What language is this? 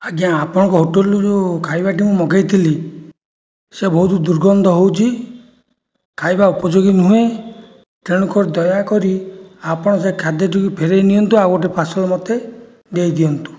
Odia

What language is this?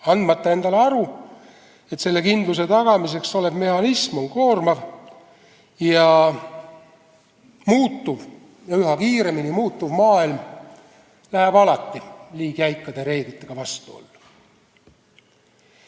Estonian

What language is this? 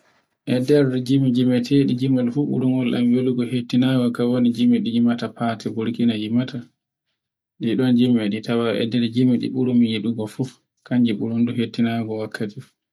Borgu Fulfulde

